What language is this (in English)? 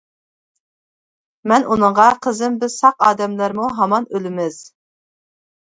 Uyghur